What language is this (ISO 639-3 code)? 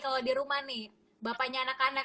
ind